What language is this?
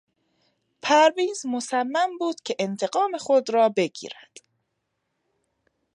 Persian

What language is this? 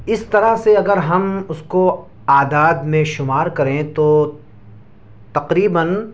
Urdu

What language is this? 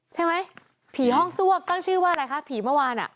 Thai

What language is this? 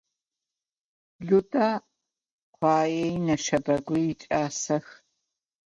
Adyghe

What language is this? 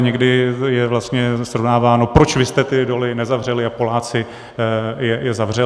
Czech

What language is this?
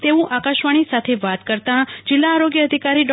Gujarati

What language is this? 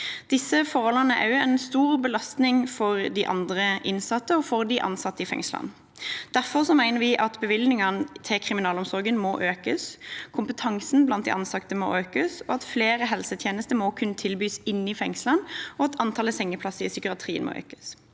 Norwegian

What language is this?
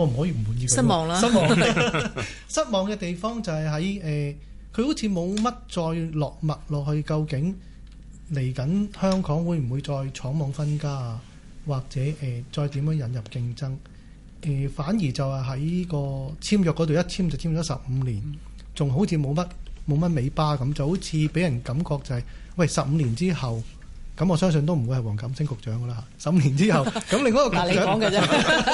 Chinese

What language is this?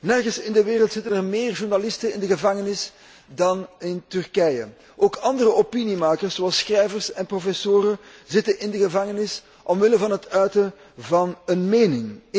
Dutch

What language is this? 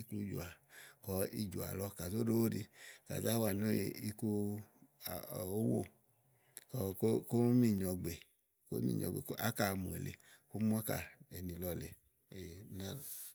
Igo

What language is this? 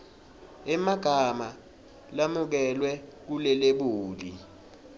Swati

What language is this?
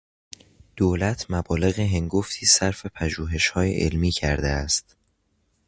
Persian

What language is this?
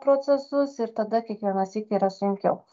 Lithuanian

